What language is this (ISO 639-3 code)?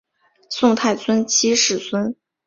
zho